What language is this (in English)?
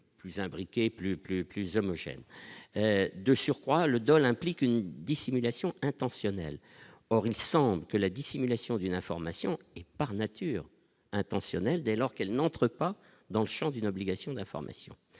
French